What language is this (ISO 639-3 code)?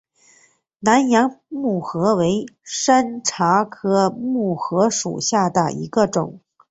zho